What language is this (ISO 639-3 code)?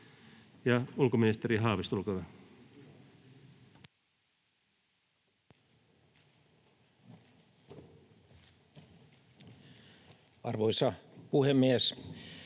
fin